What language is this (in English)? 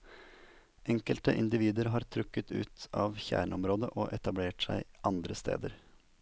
Norwegian